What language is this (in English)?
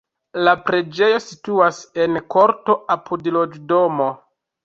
Esperanto